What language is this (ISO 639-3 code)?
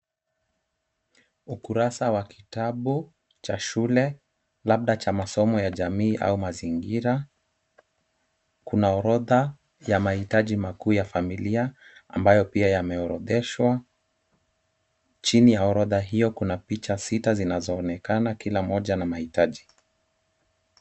swa